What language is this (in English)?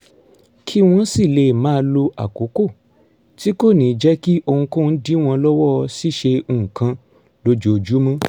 Yoruba